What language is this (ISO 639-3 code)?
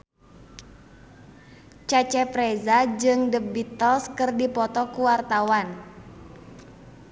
sun